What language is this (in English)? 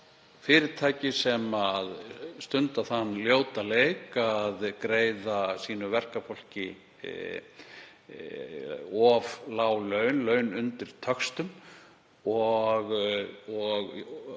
Icelandic